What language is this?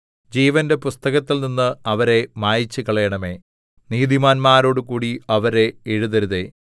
Malayalam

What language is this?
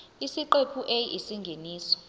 Zulu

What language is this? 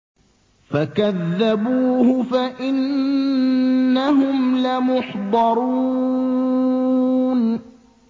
Arabic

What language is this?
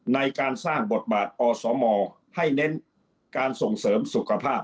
Thai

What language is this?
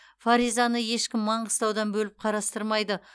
Kazakh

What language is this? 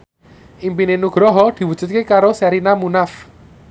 Javanese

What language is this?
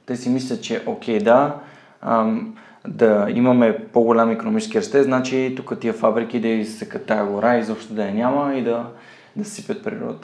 Bulgarian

